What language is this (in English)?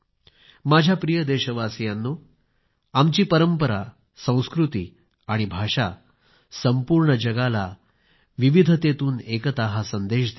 Marathi